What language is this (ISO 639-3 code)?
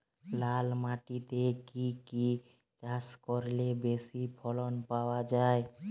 ben